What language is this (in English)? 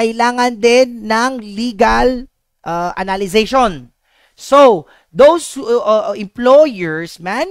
Filipino